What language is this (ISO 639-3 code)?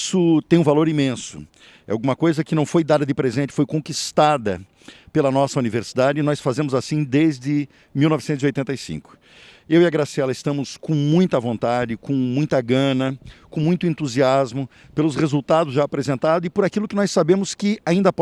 por